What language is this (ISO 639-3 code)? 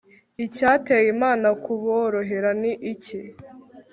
kin